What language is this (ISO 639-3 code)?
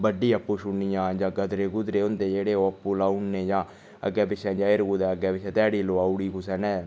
doi